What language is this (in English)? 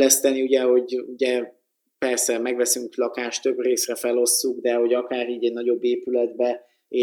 Hungarian